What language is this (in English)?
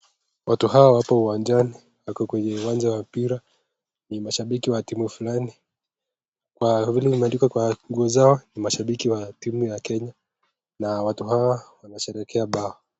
Swahili